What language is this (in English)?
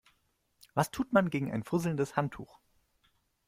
German